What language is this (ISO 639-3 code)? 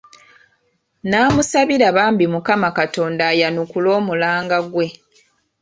lug